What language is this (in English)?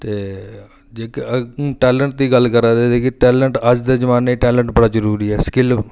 Dogri